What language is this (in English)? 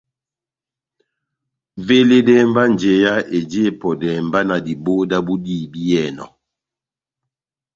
Batanga